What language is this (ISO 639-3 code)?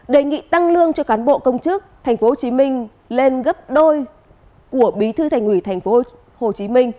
vie